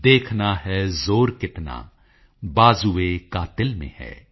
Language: Punjabi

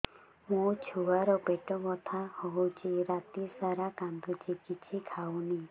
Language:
Odia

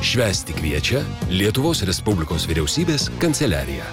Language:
Lithuanian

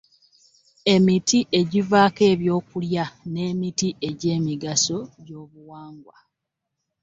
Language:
Ganda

